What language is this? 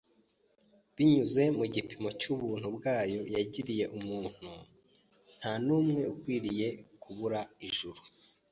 Kinyarwanda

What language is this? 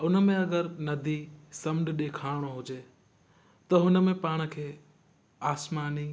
Sindhi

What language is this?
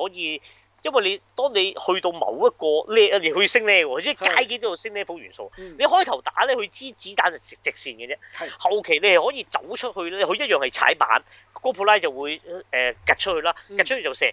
Chinese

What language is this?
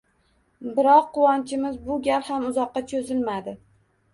Uzbek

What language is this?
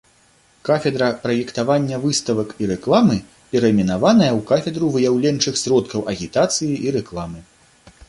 Belarusian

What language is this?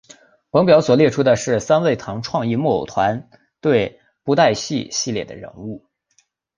Chinese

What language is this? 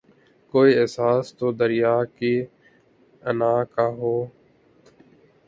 Urdu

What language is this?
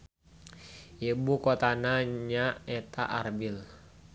Sundanese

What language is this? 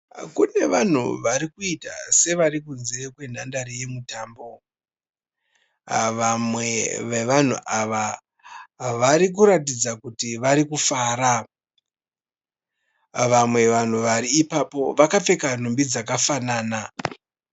Shona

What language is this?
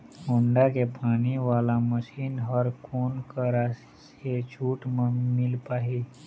Chhattisgarhi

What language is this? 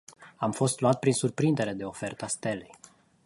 Romanian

